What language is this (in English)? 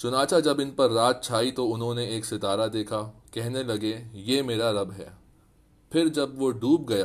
Urdu